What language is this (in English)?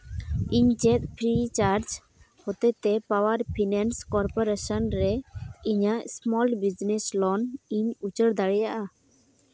Santali